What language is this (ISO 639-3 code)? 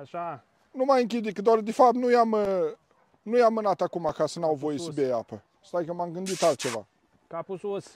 ron